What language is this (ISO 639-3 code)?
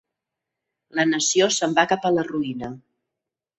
cat